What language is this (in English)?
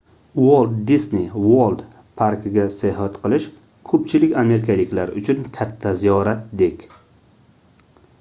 Uzbek